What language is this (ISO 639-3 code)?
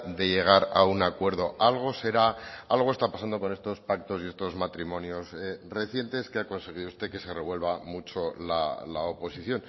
spa